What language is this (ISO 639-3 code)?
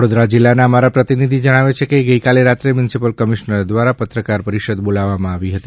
guj